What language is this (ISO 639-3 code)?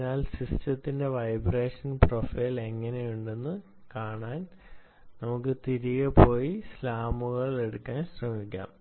mal